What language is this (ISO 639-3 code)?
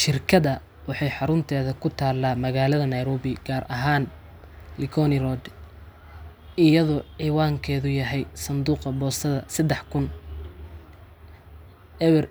som